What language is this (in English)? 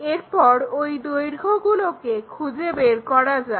Bangla